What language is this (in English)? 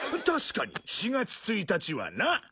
Japanese